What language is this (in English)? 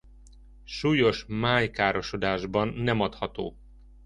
Hungarian